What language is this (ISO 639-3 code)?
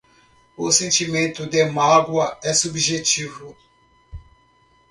por